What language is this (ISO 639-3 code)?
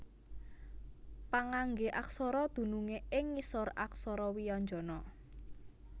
jav